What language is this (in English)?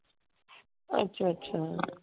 Punjabi